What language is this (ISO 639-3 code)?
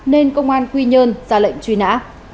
vie